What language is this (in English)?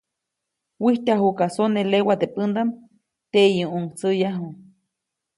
Copainalá Zoque